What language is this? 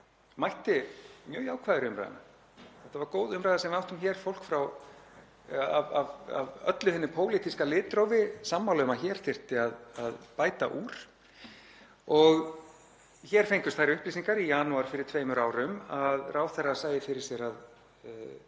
Icelandic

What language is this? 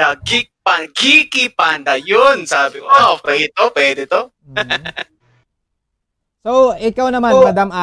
Filipino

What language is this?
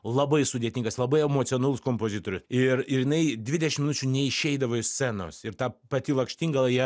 Lithuanian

